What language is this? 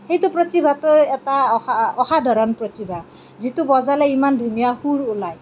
Assamese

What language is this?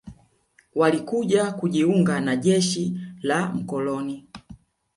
Swahili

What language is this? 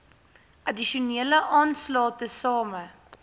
Afrikaans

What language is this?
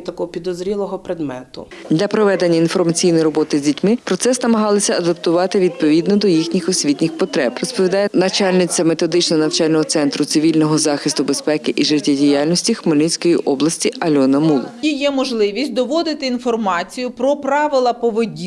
Ukrainian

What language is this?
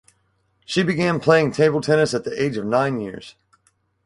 English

